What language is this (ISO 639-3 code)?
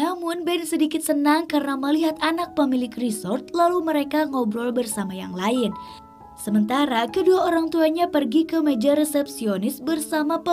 ind